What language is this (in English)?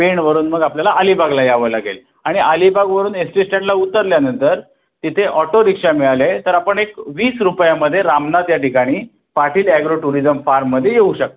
Marathi